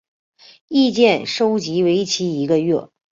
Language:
Chinese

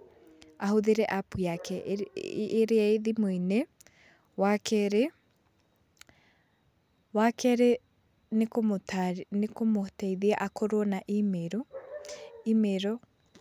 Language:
Kikuyu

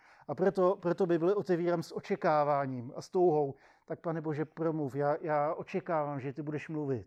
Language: Czech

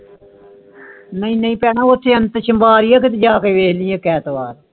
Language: Punjabi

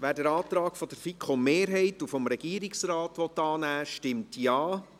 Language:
Swiss German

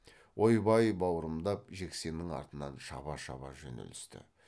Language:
Kazakh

